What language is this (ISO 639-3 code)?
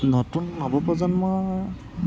asm